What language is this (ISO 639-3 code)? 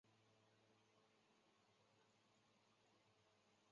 zho